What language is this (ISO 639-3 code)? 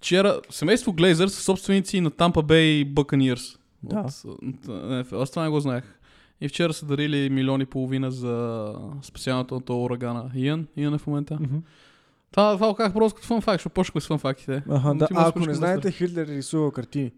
bul